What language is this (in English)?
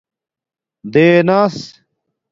Domaaki